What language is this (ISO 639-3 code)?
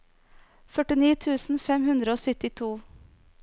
nor